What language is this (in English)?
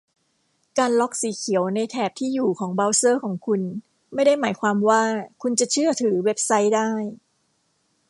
Thai